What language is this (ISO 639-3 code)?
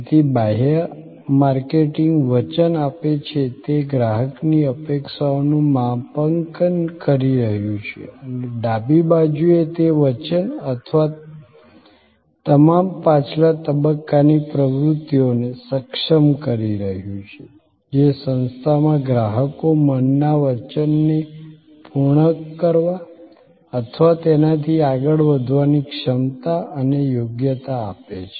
guj